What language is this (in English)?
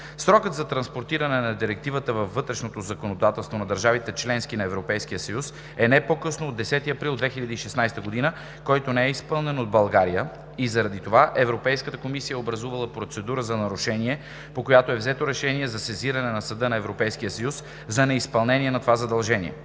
Bulgarian